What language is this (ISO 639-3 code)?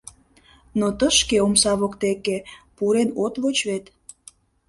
chm